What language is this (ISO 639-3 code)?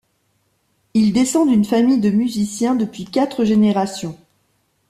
fra